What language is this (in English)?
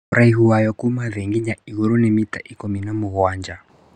Kikuyu